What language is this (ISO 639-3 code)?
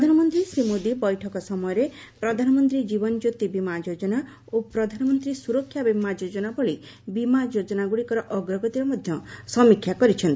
ori